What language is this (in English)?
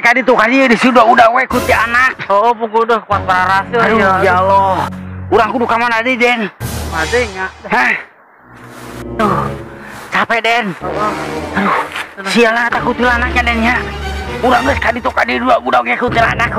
Indonesian